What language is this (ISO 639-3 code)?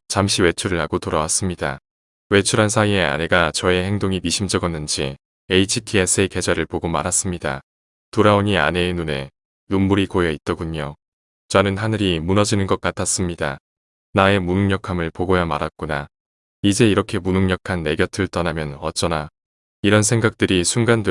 kor